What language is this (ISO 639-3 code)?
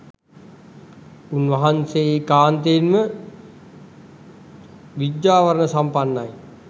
sin